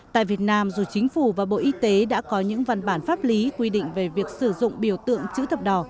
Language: Vietnamese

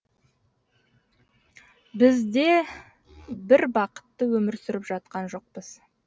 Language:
Kazakh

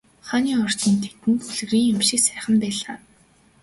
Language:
Mongolian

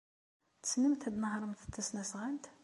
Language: Kabyle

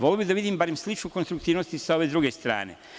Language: Serbian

